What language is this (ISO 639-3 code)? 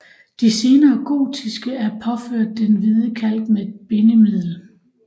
dan